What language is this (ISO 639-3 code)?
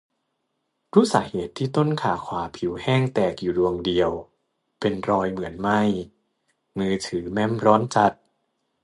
tha